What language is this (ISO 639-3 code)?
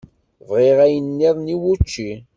kab